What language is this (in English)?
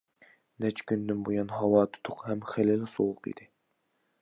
Uyghur